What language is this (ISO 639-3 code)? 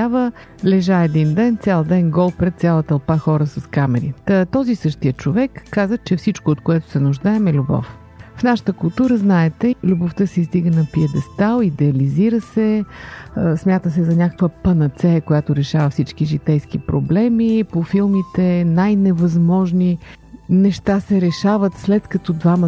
bul